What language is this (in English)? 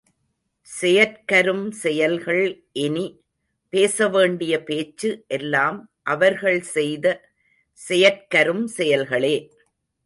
Tamil